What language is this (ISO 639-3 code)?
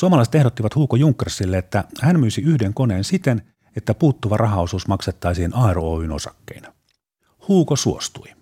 fin